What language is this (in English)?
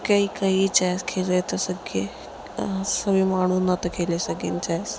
Sindhi